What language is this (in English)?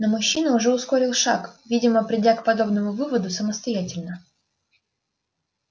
Russian